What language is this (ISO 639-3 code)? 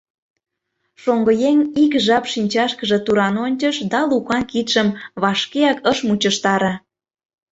chm